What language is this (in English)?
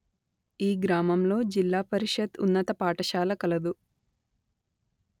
Telugu